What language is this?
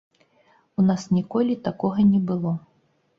Belarusian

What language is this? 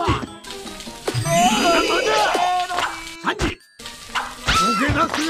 Japanese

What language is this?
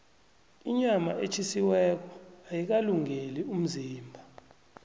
South Ndebele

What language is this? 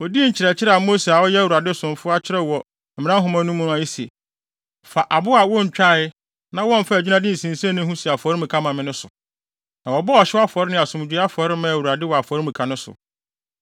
Akan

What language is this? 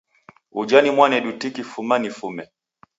Taita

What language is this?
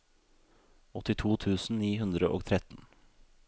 Norwegian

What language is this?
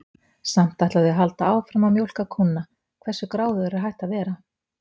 Icelandic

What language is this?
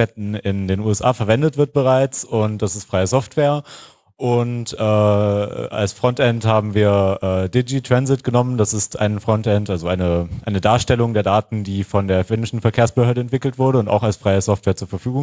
German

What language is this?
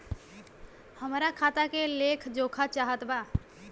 Bhojpuri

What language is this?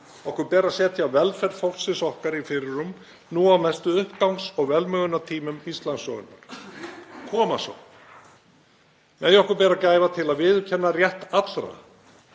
Icelandic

